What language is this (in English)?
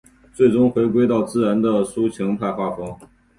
Chinese